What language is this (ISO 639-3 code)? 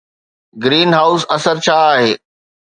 snd